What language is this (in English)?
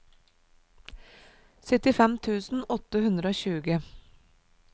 Norwegian